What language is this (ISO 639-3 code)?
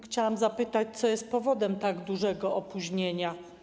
pol